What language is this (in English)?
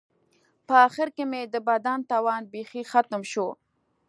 Pashto